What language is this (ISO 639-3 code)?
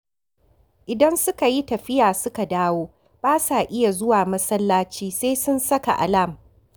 hau